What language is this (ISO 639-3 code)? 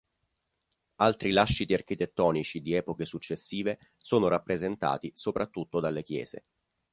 ita